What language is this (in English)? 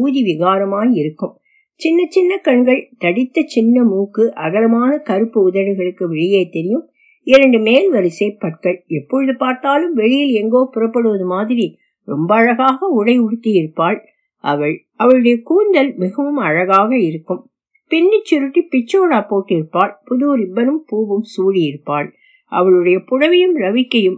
Tamil